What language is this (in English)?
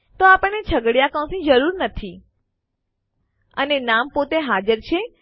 Gujarati